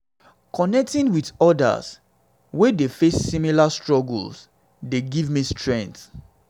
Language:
Nigerian Pidgin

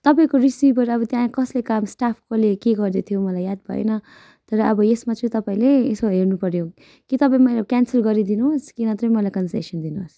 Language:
Nepali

